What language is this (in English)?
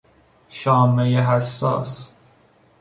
Persian